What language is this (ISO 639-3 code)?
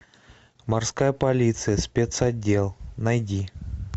rus